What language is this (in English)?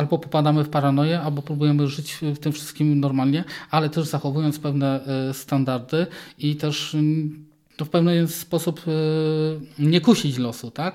Polish